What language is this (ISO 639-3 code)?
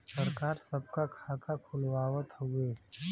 bho